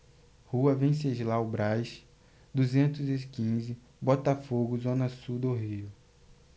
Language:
Portuguese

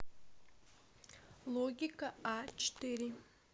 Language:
Russian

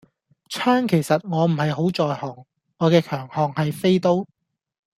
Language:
Cantonese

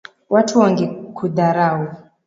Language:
Swahili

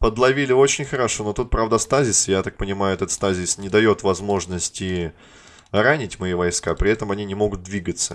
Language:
Russian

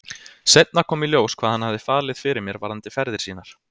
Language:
Icelandic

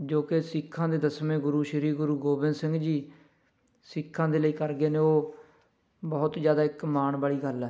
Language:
Punjabi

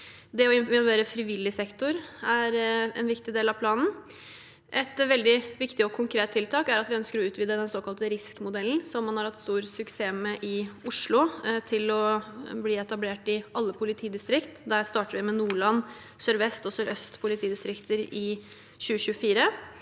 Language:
Norwegian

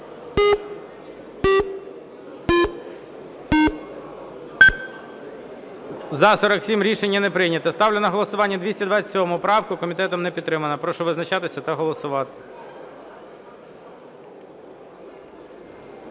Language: Ukrainian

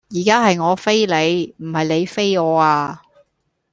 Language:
Cantonese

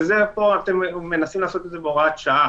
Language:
Hebrew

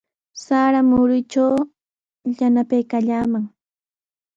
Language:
Sihuas Ancash Quechua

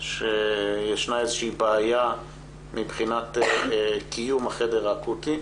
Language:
Hebrew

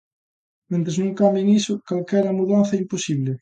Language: Galician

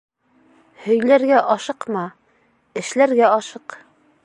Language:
Bashkir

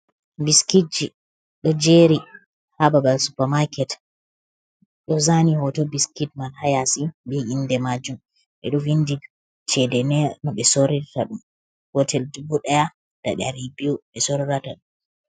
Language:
Fula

